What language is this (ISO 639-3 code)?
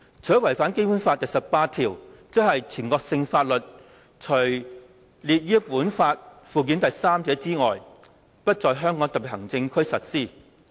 yue